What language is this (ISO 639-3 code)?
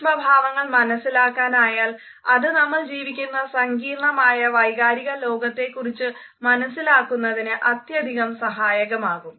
mal